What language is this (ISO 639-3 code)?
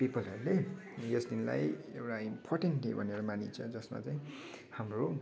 nep